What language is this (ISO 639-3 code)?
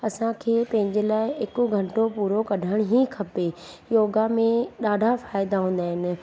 snd